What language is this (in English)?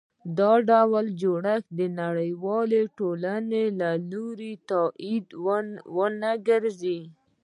Pashto